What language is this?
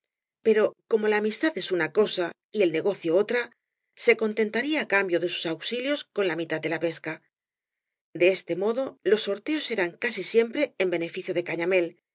Spanish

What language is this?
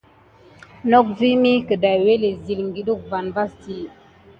Gidar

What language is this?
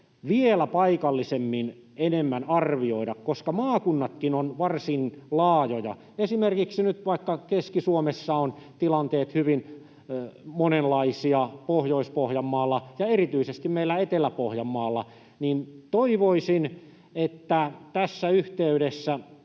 Finnish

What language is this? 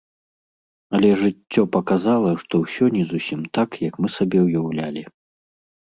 Belarusian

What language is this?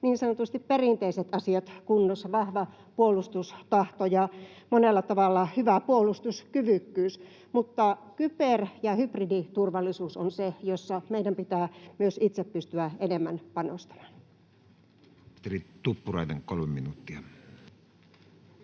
Finnish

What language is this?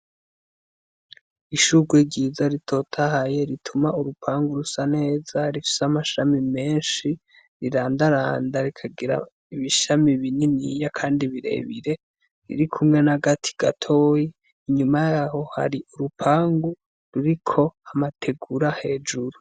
Rundi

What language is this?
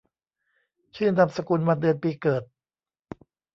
Thai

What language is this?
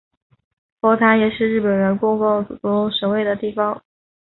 Chinese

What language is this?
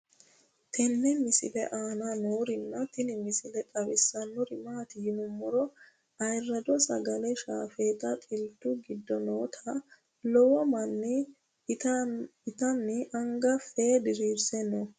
Sidamo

